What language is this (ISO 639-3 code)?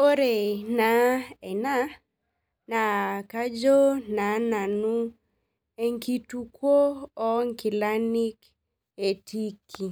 mas